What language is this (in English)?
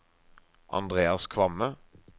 Norwegian